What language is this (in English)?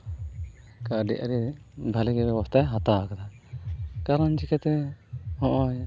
Santali